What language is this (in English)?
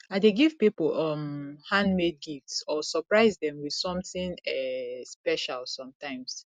Nigerian Pidgin